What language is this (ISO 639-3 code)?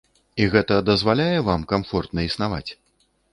bel